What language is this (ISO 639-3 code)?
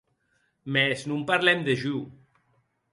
oci